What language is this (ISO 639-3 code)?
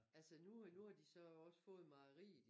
dan